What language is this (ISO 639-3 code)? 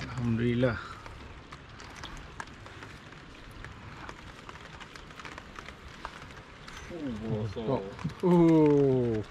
msa